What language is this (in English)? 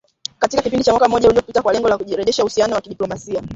Swahili